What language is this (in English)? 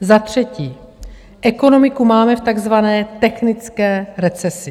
Czech